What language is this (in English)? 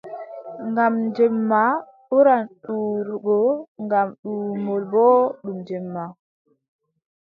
Adamawa Fulfulde